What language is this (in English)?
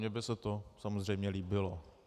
Czech